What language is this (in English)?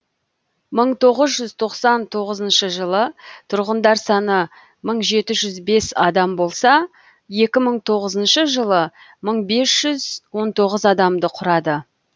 Kazakh